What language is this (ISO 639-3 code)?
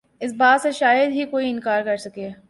urd